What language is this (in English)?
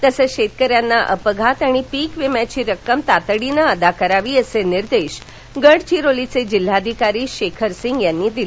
Marathi